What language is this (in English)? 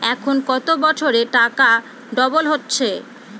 Bangla